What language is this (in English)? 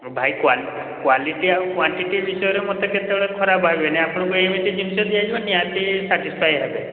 Odia